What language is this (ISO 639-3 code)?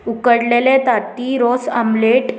kok